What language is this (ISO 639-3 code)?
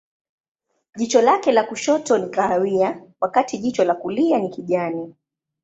swa